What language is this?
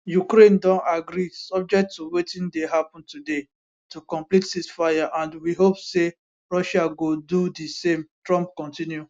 Nigerian Pidgin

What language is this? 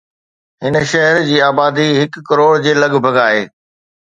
Sindhi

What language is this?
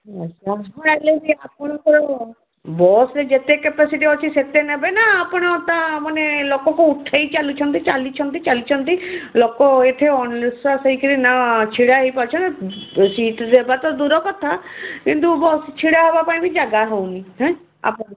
Odia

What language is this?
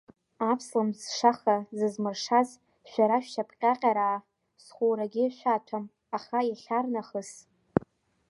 Abkhazian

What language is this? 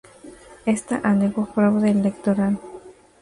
Spanish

